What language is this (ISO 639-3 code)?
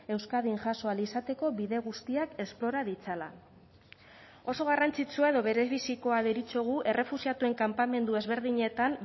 eus